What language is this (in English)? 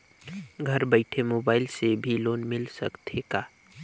Chhattisgarhi